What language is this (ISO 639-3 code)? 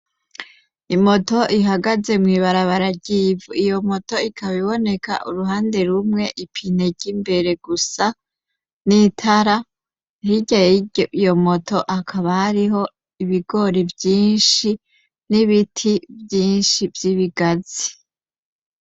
run